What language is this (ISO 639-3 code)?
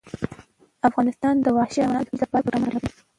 pus